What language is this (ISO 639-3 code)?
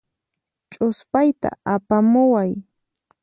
qxp